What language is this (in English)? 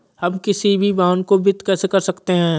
Hindi